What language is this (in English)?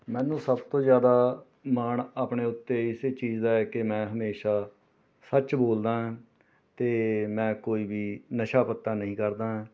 Punjabi